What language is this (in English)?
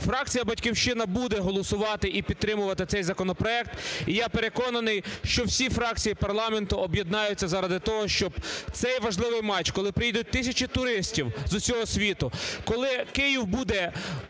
Ukrainian